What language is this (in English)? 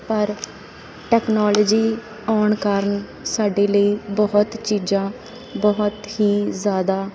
Punjabi